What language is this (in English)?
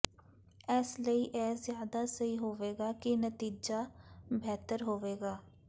Punjabi